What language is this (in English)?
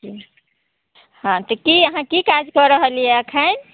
Maithili